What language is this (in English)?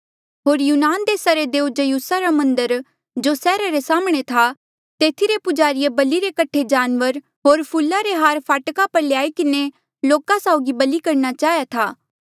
Mandeali